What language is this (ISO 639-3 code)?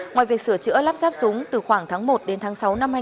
vie